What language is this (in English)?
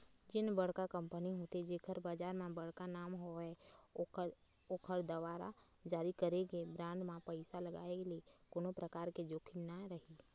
Chhattisgarhi